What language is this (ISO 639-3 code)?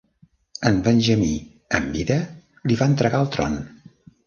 cat